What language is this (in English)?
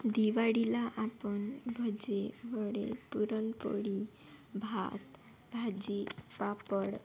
Marathi